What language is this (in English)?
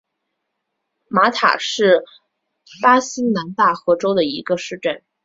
Chinese